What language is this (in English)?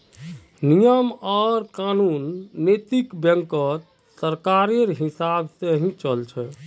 Magahi